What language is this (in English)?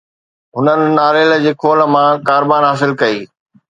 Sindhi